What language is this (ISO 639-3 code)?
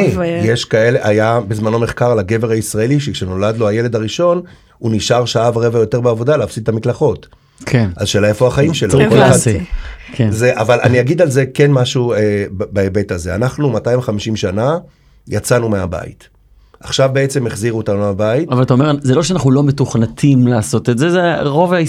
heb